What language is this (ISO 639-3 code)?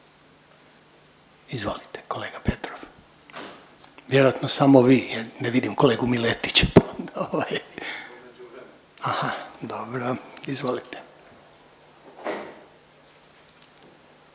hrv